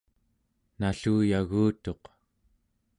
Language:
Central Yupik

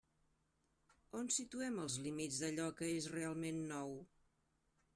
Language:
Catalan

